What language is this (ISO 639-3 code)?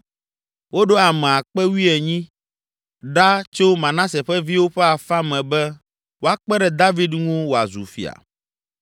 ewe